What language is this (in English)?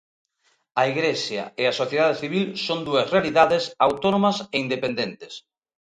Galician